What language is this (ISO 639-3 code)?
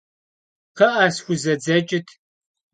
kbd